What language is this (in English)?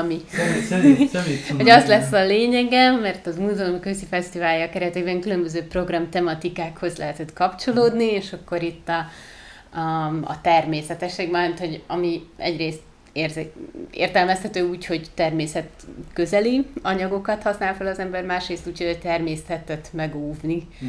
Hungarian